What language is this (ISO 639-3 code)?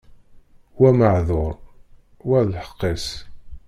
kab